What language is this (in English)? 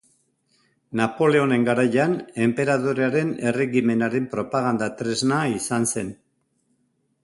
Basque